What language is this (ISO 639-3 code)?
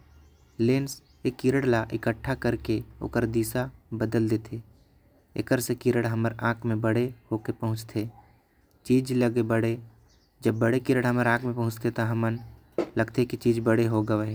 kfp